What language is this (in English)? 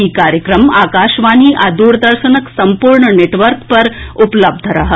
Maithili